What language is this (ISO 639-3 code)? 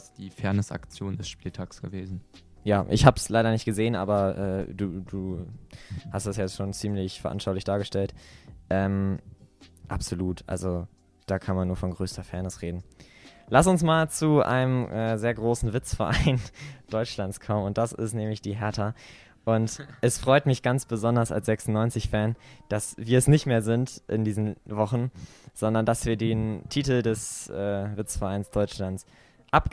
deu